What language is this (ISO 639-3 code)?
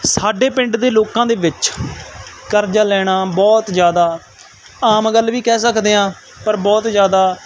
pan